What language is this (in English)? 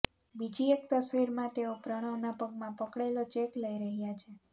Gujarati